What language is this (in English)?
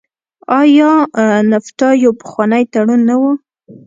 Pashto